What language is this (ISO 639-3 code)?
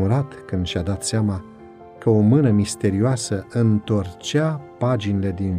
ron